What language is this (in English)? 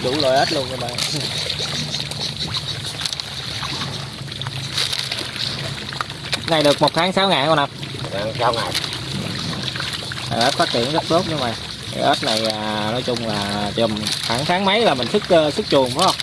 Vietnamese